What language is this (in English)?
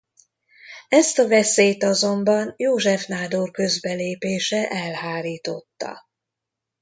Hungarian